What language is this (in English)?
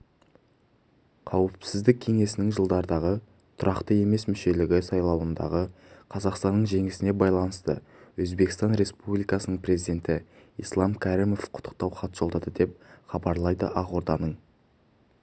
Kazakh